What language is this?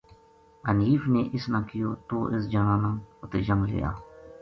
Gujari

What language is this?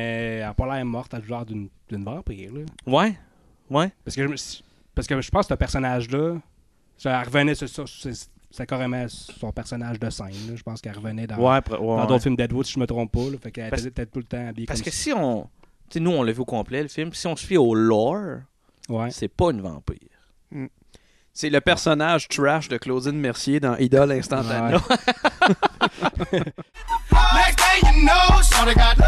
French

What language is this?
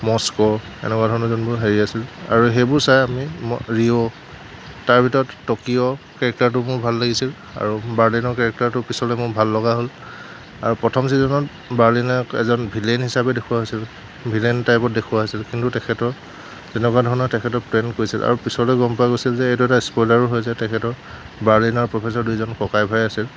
Assamese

